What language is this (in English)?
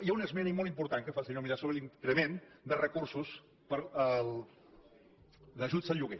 Catalan